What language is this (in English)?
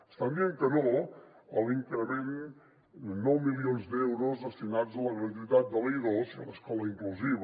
Catalan